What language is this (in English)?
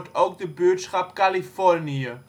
Dutch